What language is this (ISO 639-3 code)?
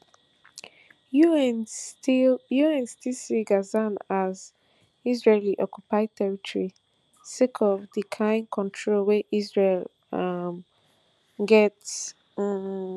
pcm